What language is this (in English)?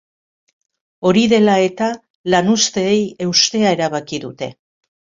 Basque